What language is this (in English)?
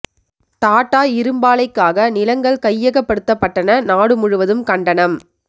Tamil